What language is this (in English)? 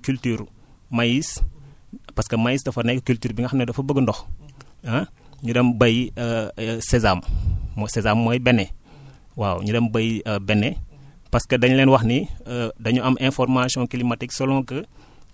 Wolof